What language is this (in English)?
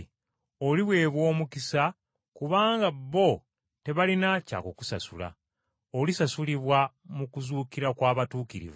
Ganda